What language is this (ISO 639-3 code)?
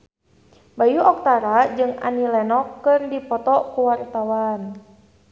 sun